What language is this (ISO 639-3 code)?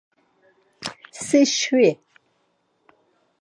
lzz